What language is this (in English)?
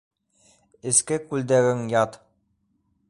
Bashkir